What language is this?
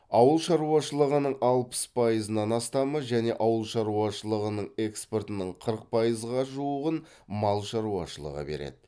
Kazakh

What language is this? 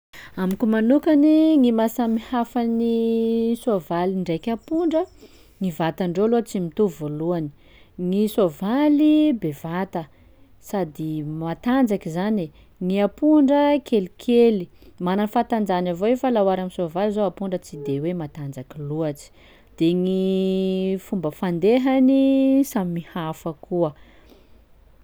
Sakalava Malagasy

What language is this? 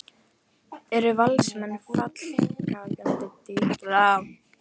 Icelandic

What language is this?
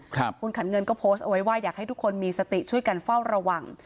Thai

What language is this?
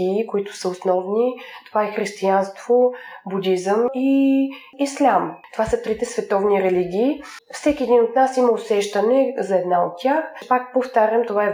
Bulgarian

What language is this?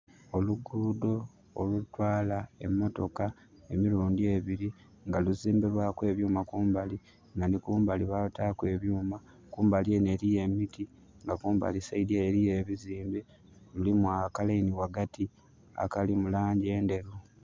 Soga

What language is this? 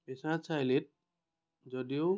Assamese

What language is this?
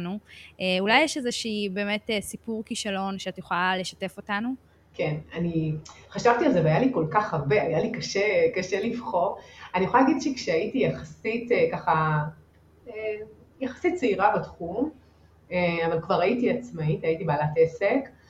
Hebrew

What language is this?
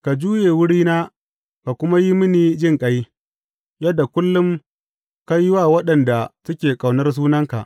Hausa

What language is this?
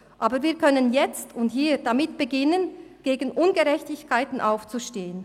Swiss German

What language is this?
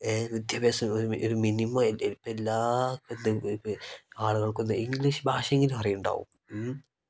Malayalam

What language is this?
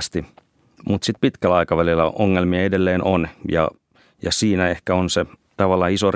Finnish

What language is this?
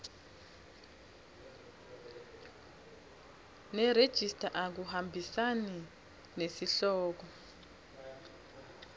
Swati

